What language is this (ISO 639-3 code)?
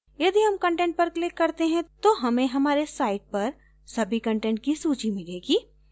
hin